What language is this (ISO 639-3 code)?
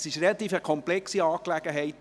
gsw